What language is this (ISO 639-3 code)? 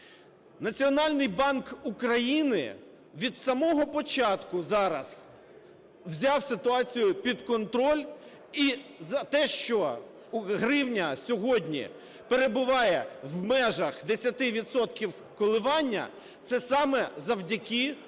ukr